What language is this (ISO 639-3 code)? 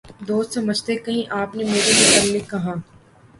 urd